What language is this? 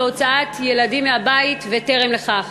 Hebrew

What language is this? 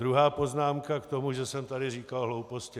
Czech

